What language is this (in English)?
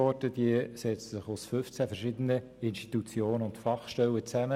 Swiss German